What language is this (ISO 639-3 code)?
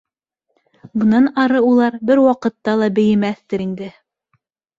bak